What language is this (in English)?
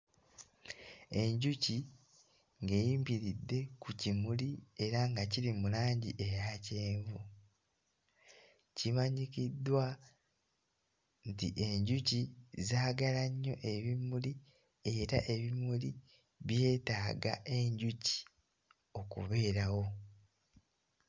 Ganda